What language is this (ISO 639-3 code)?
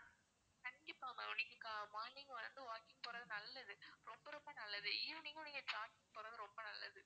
tam